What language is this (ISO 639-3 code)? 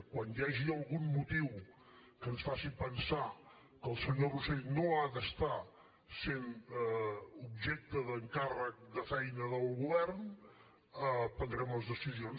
cat